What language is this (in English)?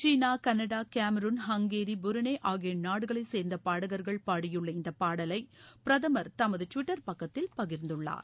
Tamil